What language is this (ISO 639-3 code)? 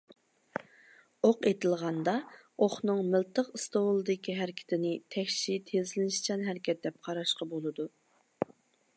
uig